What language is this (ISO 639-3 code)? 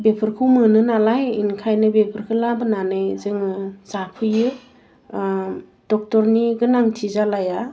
brx